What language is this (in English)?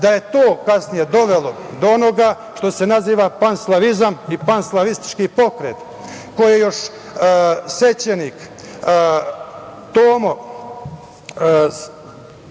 Serbian